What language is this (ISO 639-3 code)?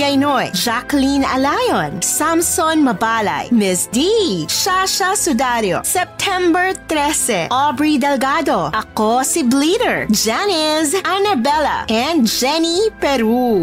fil